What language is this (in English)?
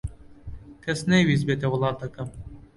Central Kurdish